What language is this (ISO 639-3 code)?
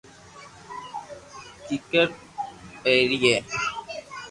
lrk